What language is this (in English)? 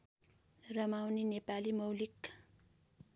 Nepali